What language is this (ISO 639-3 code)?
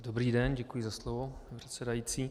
ces